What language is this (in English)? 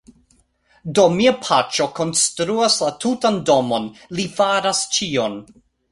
Esperanto